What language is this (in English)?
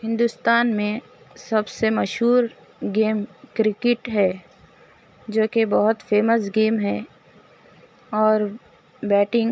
Urdu